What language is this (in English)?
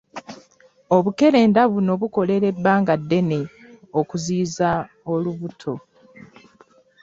Ganda